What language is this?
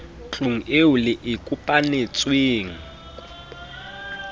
Southern Sotho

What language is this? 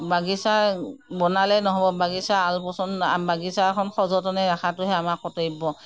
Assamese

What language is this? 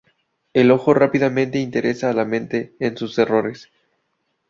Spanish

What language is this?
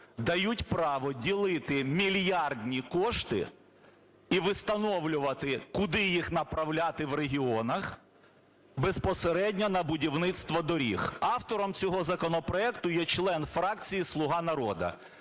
Ukrainian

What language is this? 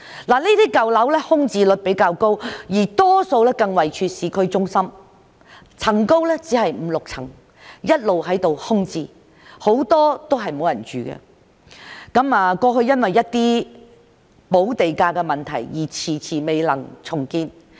Cantonese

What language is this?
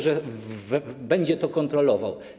Polish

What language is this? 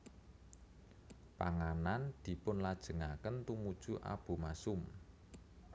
Javanese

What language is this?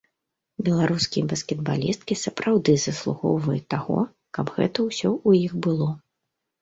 Belarusian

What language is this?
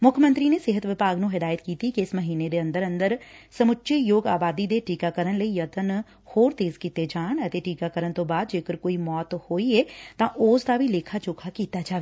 Punjabi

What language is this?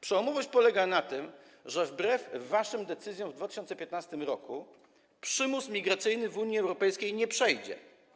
Polish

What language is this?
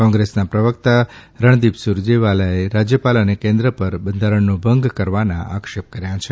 Gujarati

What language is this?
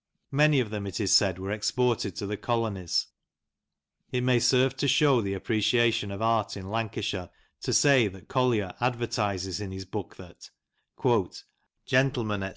English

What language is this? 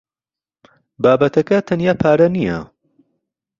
Central Kurdish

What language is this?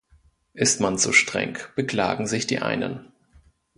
German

